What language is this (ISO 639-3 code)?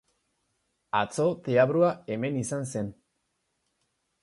eus